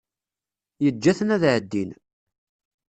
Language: Kabyle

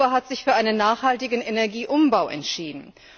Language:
German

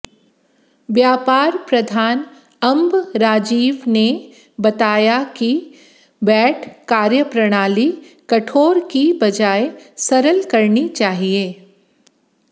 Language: Hindi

